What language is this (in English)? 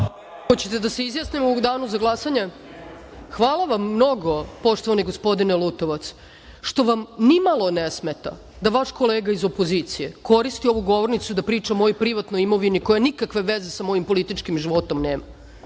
Serbian